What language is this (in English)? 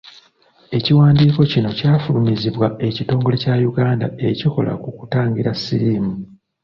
Ganda